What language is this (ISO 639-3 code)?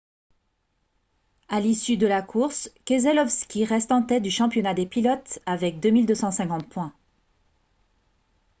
fra